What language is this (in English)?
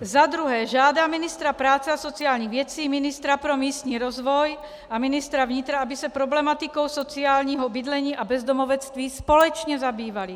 Czech